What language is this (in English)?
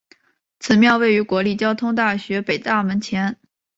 Chinese